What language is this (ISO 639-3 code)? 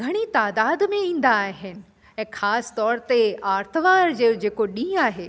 snd